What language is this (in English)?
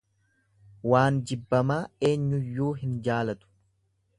Oromo